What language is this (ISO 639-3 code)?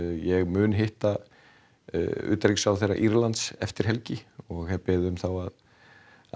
isl